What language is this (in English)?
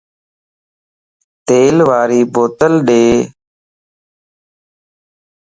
Lasi